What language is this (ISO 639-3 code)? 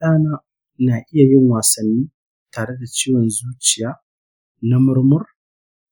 hau